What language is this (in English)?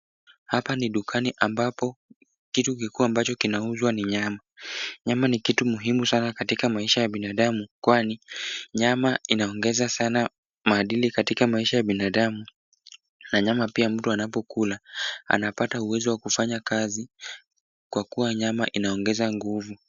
Swahili